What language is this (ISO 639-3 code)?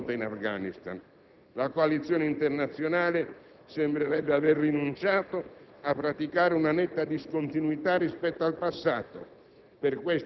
ita